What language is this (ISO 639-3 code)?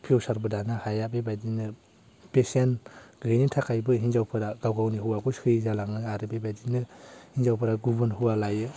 brx